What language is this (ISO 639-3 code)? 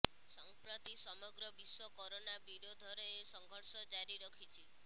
ori